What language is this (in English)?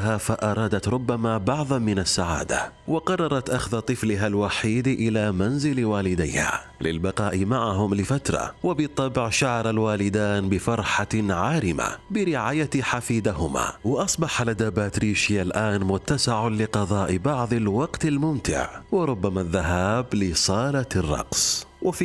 Arabic